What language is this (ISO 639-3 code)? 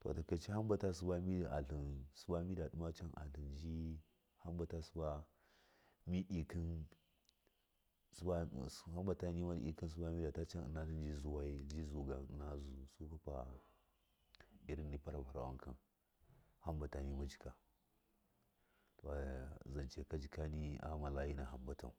mkf